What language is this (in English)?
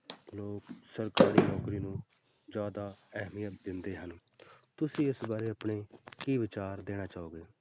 Punjabi